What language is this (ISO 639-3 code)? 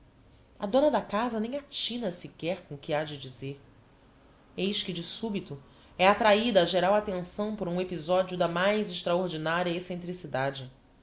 por